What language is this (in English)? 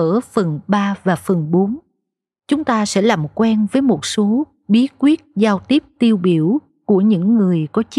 Vietnamese